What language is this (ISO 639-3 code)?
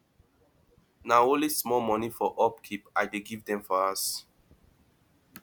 pcm